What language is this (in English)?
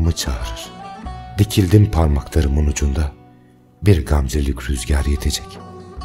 Turkish